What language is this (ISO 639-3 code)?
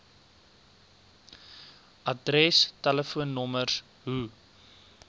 afr